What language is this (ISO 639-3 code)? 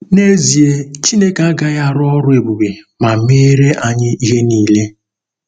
ibo